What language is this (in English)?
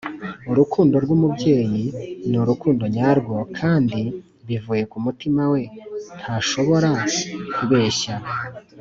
Kinyarwanda